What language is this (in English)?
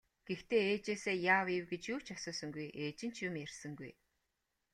Mongolian